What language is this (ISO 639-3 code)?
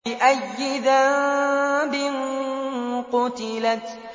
ara